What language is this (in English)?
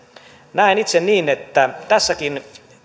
Finnish